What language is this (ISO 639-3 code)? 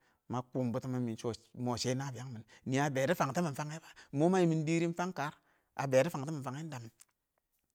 awo